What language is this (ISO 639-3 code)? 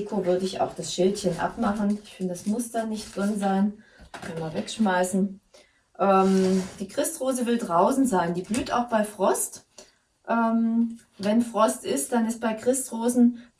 deu